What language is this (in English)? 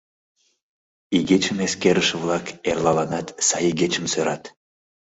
Mari